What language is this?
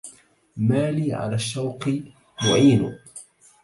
Arabic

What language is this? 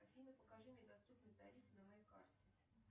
Russian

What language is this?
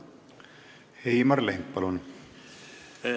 Estonian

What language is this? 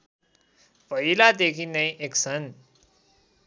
Nepali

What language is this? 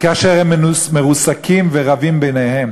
Hebrew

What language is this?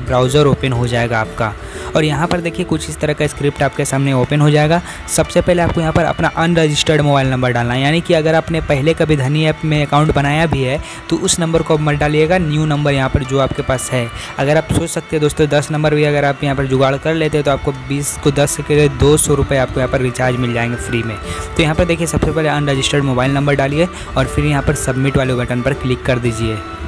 Hindi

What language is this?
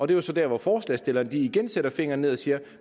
Danish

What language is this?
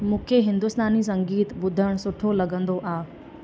Sindhi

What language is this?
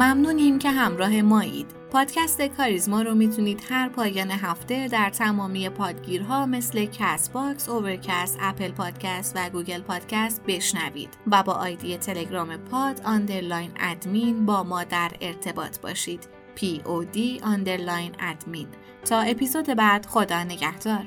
Persian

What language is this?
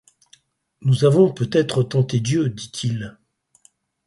French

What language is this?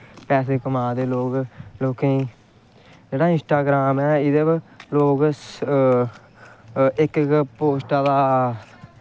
Dogri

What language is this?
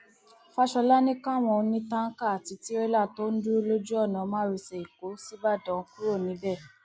Yoruba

